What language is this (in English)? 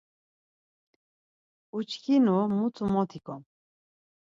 Laz